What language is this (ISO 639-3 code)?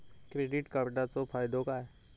mar